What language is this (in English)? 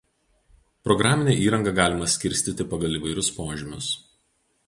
Lithuanian